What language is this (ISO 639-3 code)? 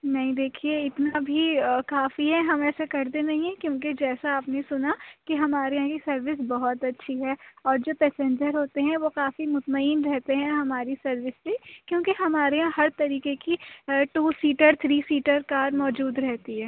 urd